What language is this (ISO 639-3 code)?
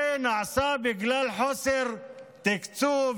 heb